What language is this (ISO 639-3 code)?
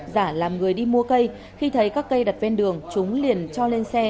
vie